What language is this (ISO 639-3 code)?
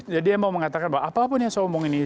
ind